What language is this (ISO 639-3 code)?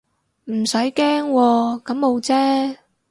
yue